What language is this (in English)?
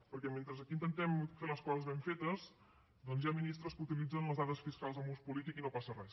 Catalan